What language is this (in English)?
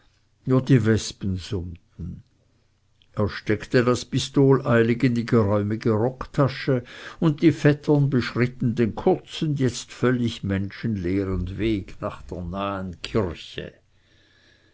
German